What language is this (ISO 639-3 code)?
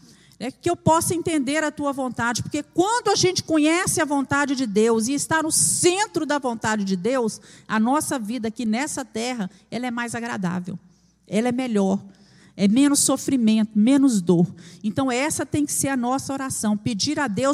por